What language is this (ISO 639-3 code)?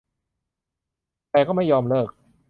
tha